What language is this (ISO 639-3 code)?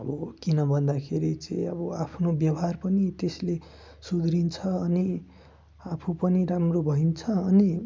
nep